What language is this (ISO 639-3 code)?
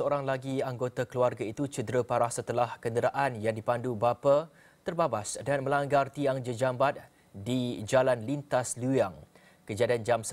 msa